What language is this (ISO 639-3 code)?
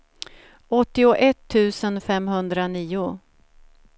swe